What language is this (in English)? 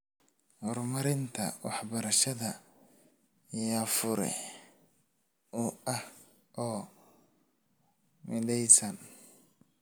Somali